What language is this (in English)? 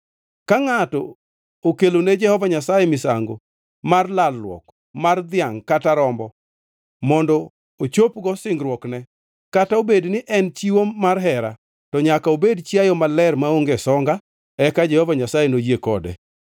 Luo (Kenya and Tanzania)